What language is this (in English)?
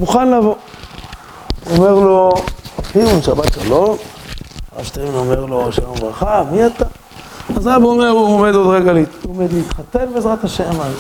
Hebrew